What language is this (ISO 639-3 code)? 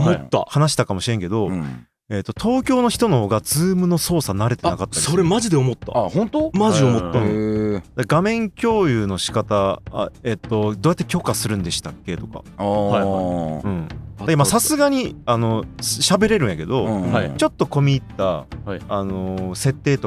jpn